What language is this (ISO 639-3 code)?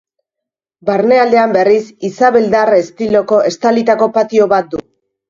eus